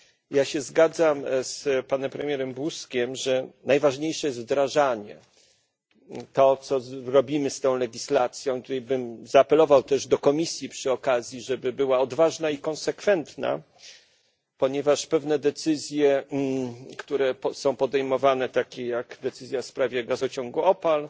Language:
Polish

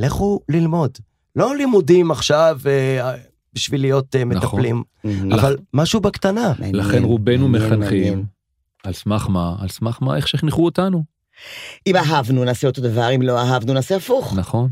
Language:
Hebrew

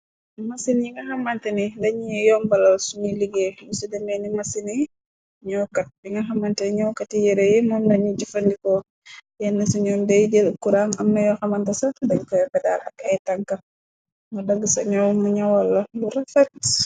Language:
Wolof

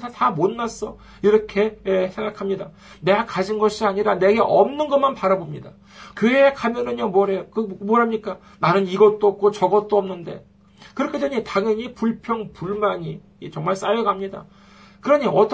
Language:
Korean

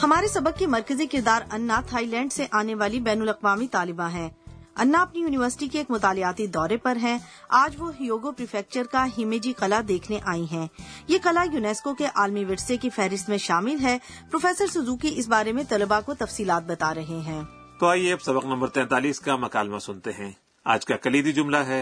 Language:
Urdu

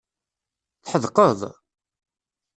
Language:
Kabyle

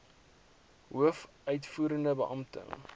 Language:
Afrikaans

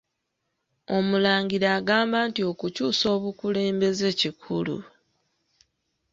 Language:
Ganda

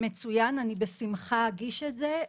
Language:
Hebrew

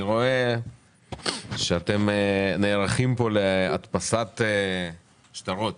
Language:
Hebrew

